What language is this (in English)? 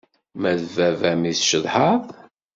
Kabyle